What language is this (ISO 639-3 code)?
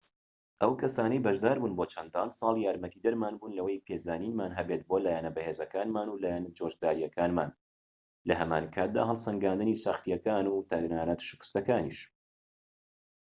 ckb